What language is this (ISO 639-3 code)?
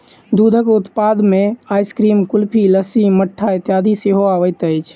mai